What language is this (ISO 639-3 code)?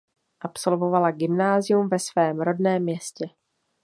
ces